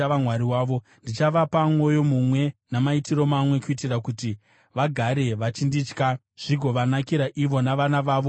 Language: Shona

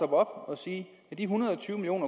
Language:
Danish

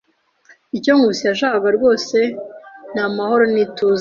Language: Kinyarwanda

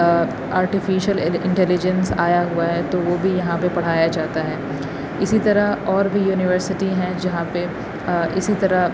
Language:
Urdu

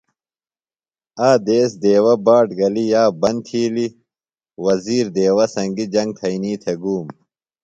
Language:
Phalura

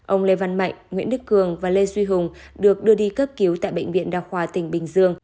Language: Vietnamese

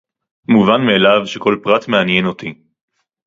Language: Hebrew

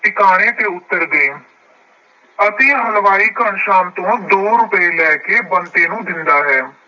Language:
Punjabi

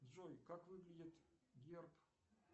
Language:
Russian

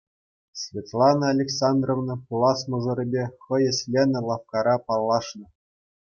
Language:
Chuvash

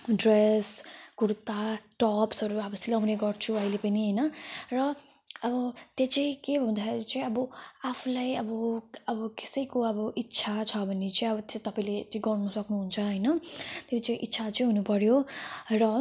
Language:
Nepali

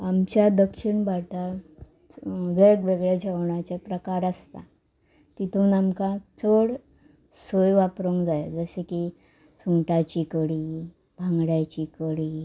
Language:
Konkani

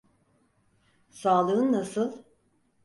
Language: Turkish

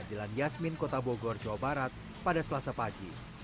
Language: Indonesian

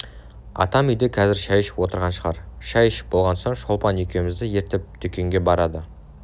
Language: Kazakh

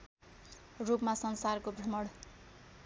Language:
Nepali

